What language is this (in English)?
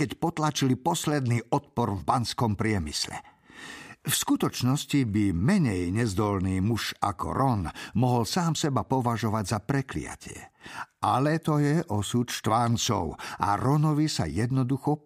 Slovak